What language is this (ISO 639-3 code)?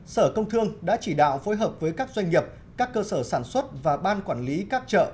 vie